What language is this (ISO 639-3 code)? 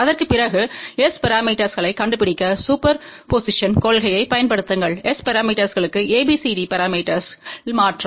tam